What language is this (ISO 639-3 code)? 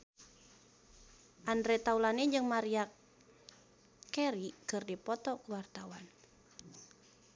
sun